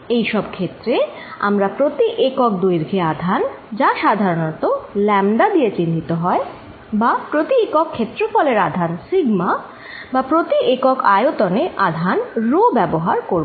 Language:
Bangla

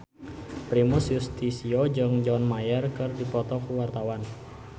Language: Sundanese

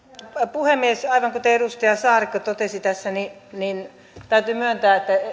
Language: Finnish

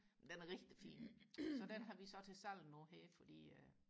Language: Danish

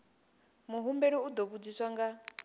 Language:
Venda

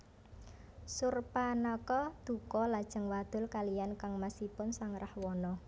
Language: Javanese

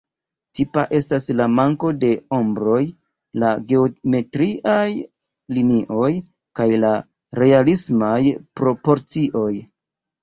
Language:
Esperanto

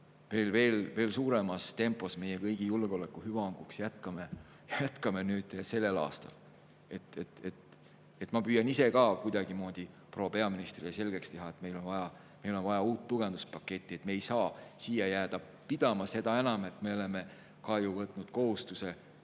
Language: Estonian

